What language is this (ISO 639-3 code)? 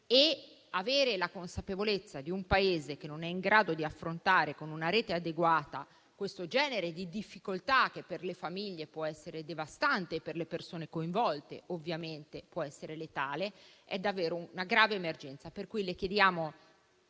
ita